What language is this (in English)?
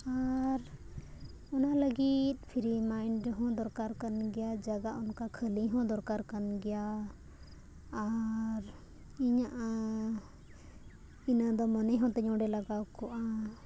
Santali